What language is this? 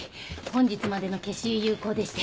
Japanese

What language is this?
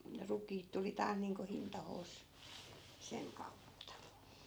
Finnish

